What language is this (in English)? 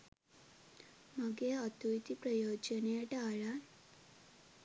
Sinhala